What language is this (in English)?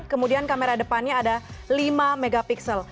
Indonesian